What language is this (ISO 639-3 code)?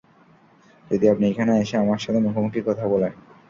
ben